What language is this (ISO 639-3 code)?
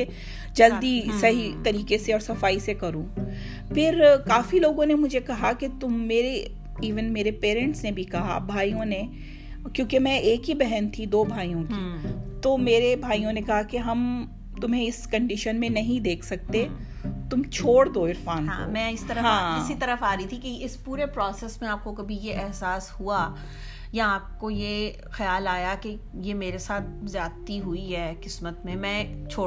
urd